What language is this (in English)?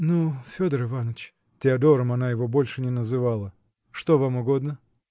Russian